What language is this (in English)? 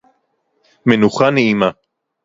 Hebrew